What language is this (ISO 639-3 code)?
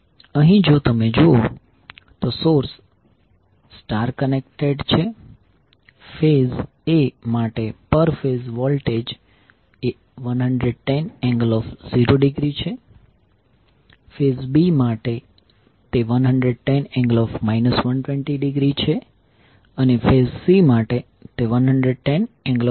guj